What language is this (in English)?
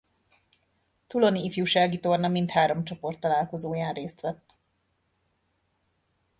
Hungarian